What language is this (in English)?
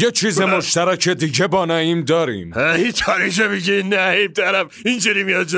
Persian